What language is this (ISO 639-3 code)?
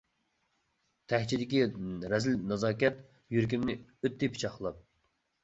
uig